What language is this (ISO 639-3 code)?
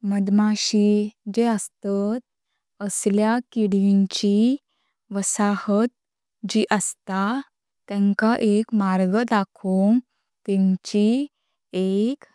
kok